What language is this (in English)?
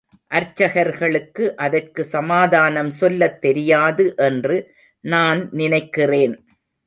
Tamil